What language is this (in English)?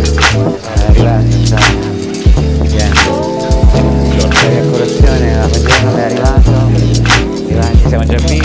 Italian